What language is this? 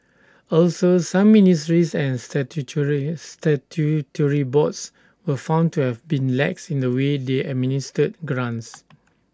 English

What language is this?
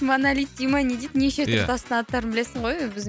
Kazakh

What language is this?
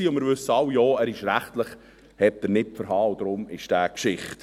Swiss German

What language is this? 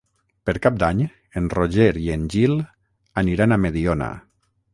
Catalan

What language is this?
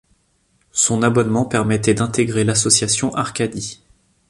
French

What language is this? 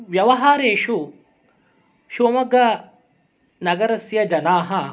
Sanskrit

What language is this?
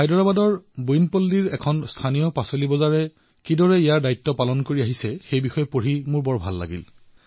Assamese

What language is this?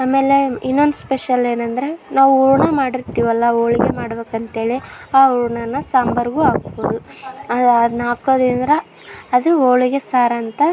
Kannada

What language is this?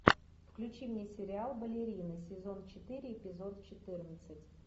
Russian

